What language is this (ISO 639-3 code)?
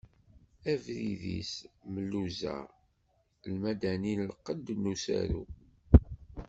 kab